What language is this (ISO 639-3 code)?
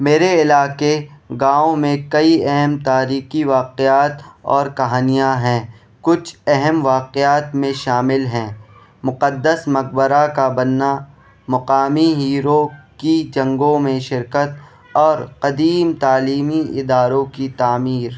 urd